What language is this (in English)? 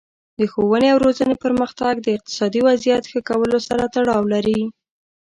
Pashto